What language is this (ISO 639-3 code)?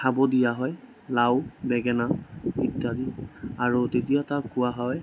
asm